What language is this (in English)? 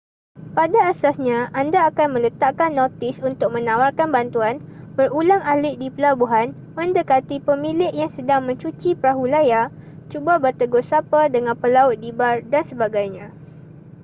Malay